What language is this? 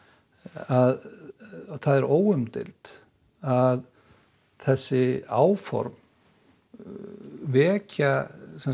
Icelandic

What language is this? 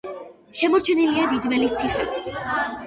Georgian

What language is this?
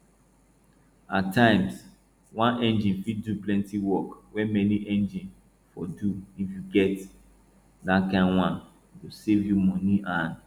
Nigerian Pidgin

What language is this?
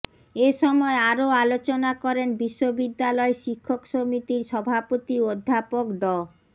Bangla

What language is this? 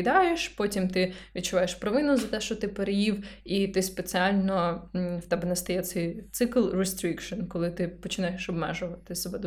Ukrainian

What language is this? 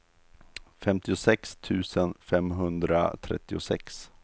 Swedish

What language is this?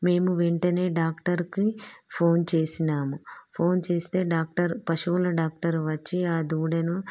Telugu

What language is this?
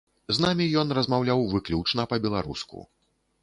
Belarusian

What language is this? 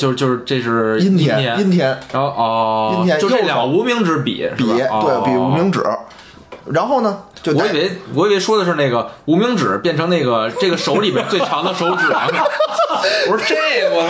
Chinese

